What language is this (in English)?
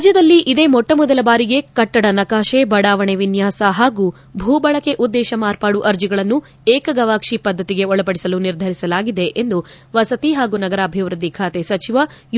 Kannada